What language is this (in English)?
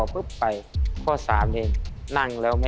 Thai